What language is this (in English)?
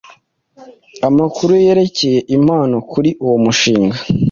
Kinyarwanda